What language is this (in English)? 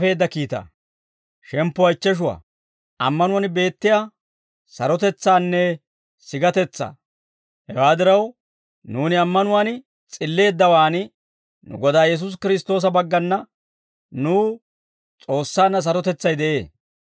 Dawro